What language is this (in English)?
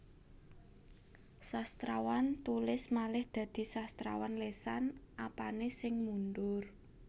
Javanese